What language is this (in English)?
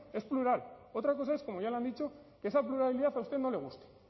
Spanish